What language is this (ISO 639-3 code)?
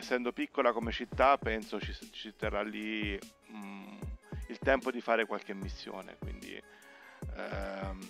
ita